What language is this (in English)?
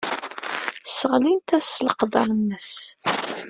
Kabyle